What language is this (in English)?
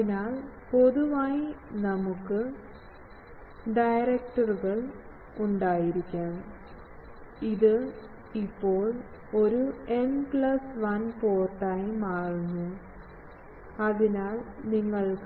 Malayalam